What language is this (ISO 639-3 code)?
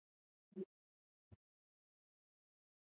swa